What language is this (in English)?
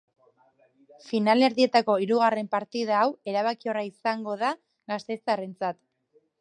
Basque